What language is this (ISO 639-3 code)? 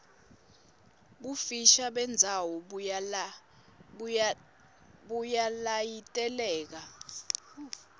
ssw